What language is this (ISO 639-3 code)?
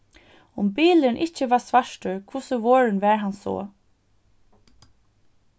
fao